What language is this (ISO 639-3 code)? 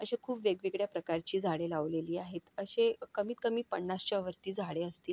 mar